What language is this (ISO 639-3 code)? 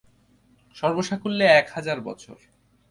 ben